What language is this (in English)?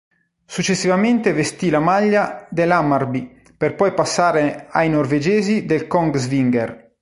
Italian